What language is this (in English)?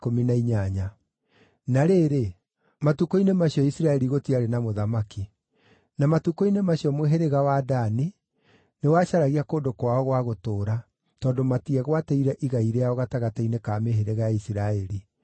Kikuyu